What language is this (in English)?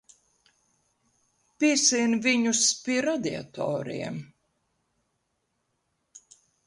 Latvian